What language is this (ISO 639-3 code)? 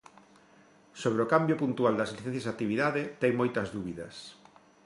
glg